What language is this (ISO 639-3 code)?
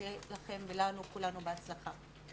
heb